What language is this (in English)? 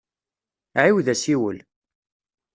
Kabyle